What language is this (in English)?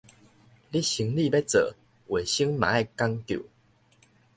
Min Nan Chinese